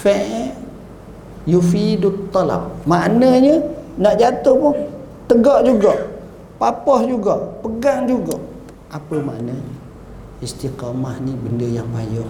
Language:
Malay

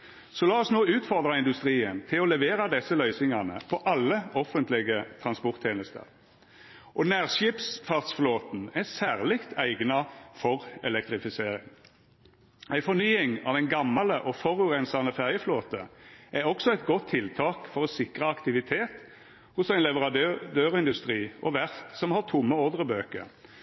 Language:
Norwegian Nynorsk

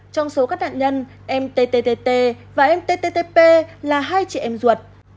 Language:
Vietnamese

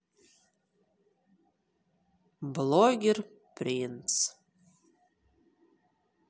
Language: Russian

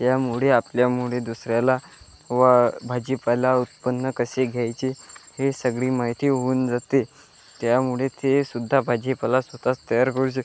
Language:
Marathi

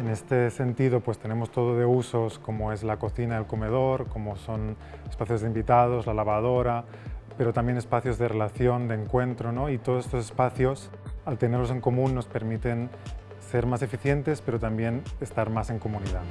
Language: Spanish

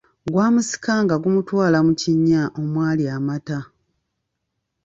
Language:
Ganda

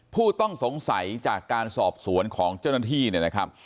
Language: Thai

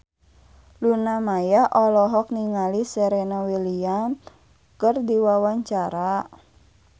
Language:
Sundanese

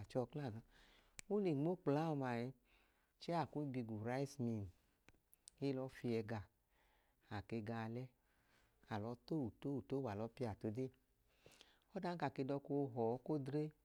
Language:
Idoma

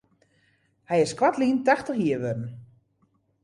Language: Western Frisian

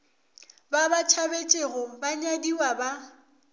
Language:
Northern Sotho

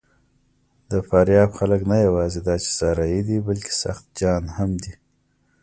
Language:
Pashto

